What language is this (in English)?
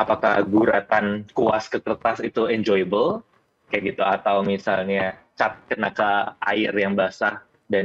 Indonesian